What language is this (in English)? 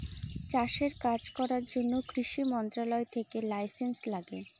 Bangla